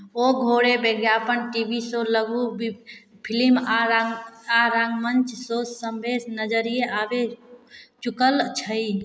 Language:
Maithili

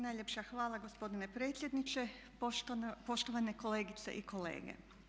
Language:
Croatian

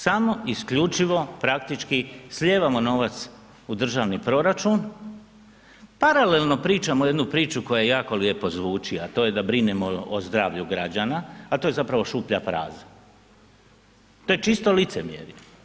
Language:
Croatian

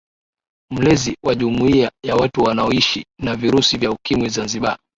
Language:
Swahili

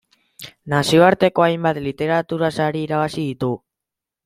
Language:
Basque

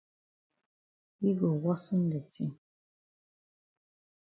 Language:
Cameroon Pidgin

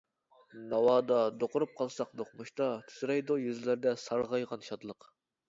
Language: Uyghur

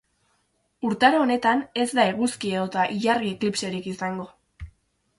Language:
Basque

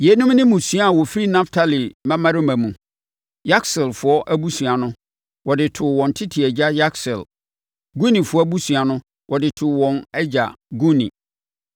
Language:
Akan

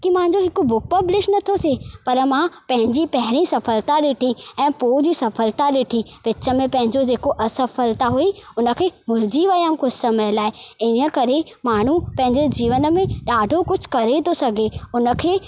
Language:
Sindhi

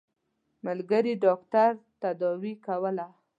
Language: Pashto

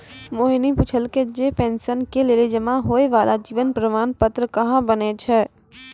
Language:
Maithili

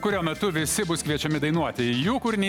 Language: Lithuanian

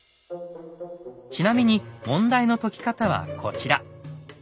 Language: Japanese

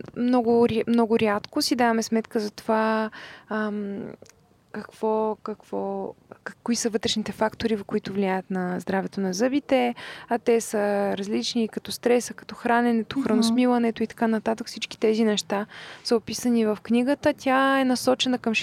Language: Bulgarian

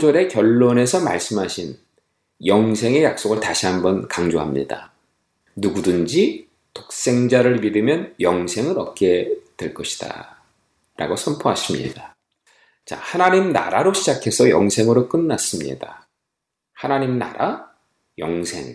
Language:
Korean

